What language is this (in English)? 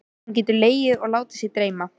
Icelandic